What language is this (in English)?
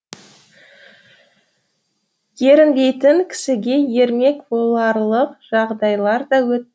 Kazakh